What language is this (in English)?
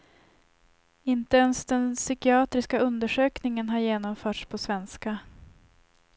Swedish